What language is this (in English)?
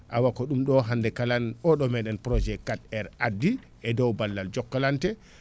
Fula